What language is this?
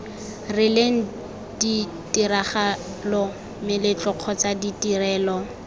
Tswana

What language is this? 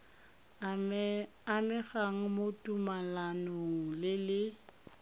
Tswana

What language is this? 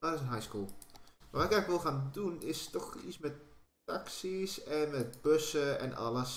Dutch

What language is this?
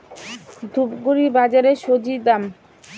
Bangla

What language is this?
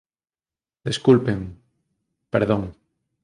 Galician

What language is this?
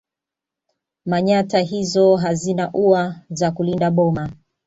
Swahili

